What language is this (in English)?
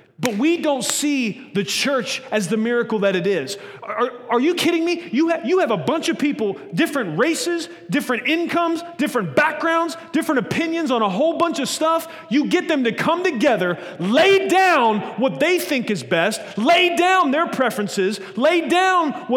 English